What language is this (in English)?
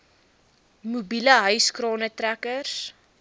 Afrikaans